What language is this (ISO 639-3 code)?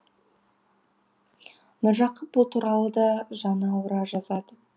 kaz